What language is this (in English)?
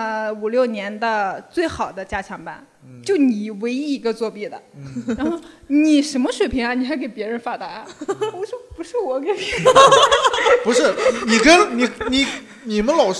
Chinese